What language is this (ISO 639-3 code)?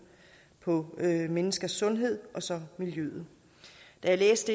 dan